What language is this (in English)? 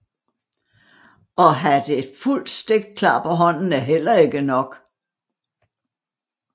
Danish